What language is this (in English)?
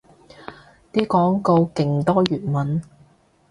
Cantonese